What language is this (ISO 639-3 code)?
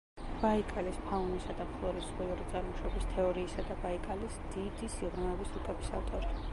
kat